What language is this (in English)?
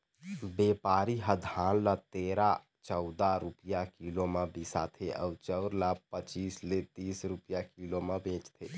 Chhattisgarhi